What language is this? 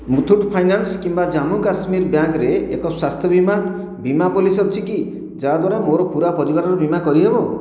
Odia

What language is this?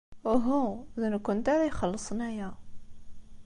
Kabyle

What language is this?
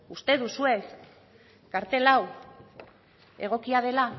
Basque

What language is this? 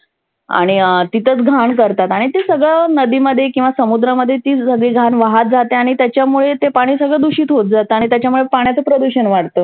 Marathi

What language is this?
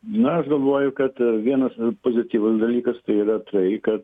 Lithuanian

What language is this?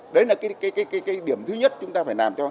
Vietnamese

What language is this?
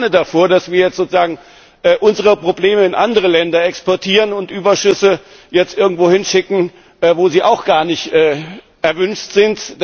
German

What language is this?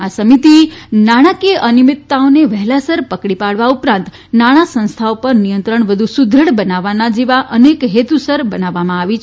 Gujarati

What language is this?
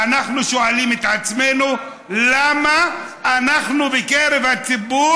Hebrew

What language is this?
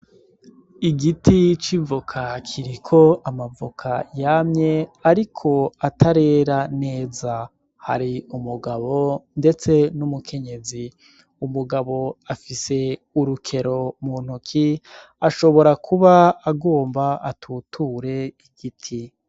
Rundi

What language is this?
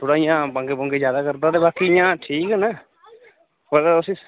Dogri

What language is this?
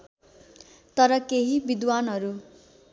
Nepali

